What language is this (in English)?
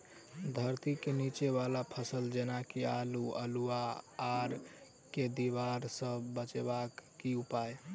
Maithili